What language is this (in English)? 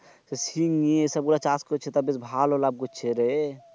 Bangla